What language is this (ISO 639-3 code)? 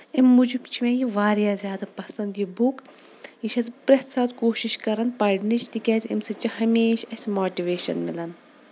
kas